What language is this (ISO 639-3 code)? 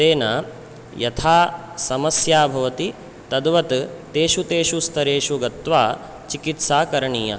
san